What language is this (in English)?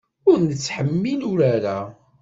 Kabyle